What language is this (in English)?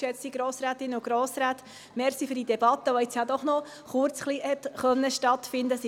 Swiss German